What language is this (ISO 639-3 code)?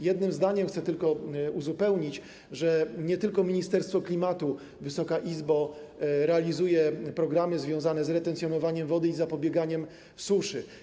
pol